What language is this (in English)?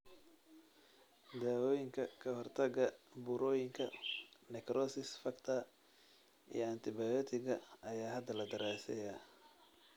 Somali